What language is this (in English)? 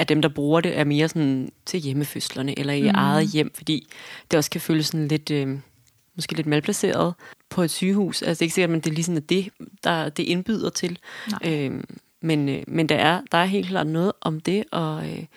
Danish